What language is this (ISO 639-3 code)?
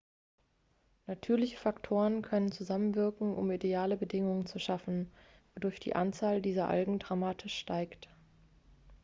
deu